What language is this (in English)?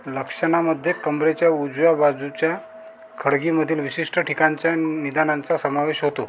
Marathi